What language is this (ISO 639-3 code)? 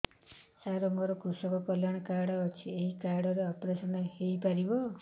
ori